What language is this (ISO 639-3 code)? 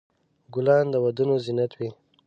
pus